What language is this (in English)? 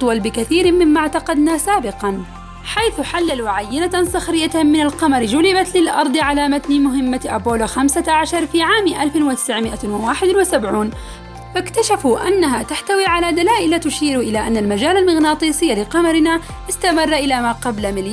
Arabic